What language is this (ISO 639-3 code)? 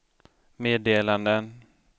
swe